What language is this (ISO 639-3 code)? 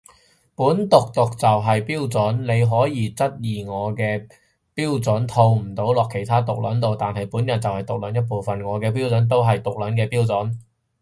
yue